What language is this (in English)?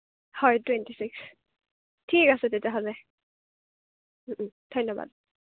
Assamese